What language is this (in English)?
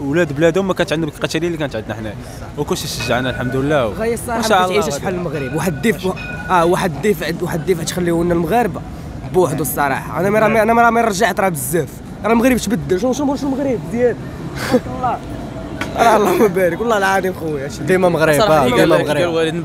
Arabic